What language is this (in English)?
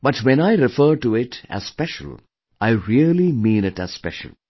English